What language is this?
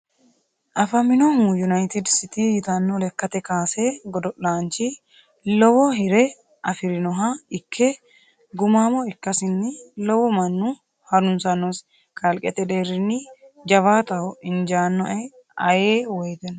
Sidamo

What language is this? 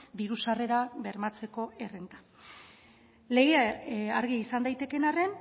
Basque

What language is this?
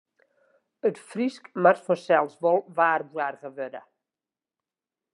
Western Frisian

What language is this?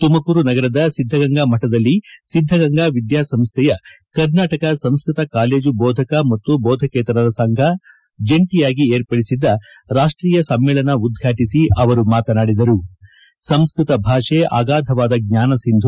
Kannada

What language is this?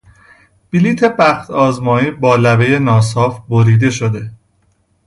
Persian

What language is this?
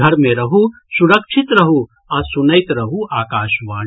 Maithili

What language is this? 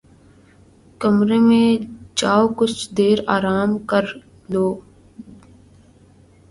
Urdu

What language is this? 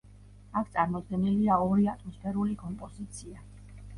Georgian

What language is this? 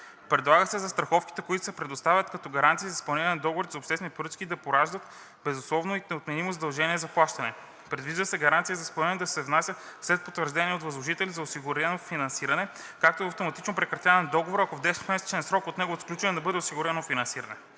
Bulgarian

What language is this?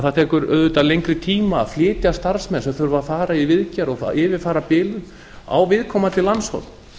Icelandic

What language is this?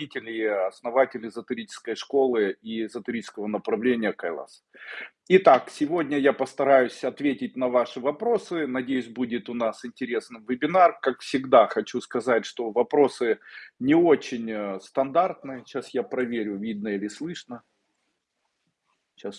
Russian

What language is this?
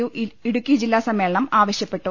Malayalam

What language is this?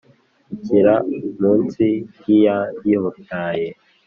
Kinyarwanda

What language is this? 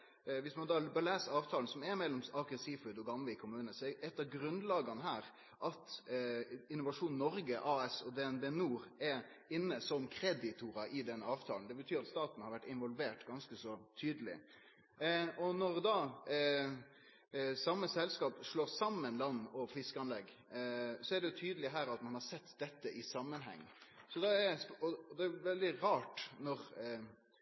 Norwegian Nynorsk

